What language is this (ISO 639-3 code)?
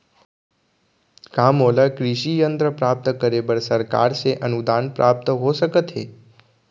hne